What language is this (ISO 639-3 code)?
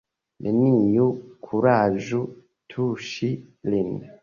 epo